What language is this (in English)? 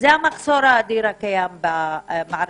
Hebrew